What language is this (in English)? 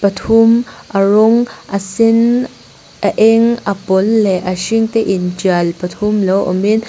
Mizo